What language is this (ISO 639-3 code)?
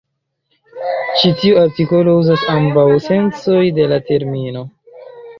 epo